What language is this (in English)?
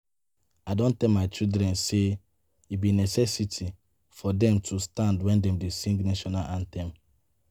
Nigerian Pidgin